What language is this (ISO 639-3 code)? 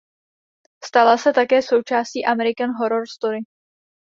ces